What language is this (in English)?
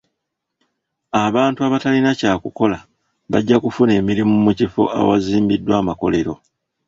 Ganda